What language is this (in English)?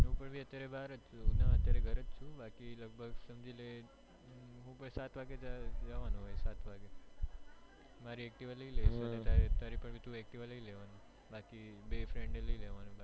Gujarati